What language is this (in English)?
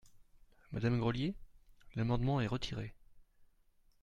French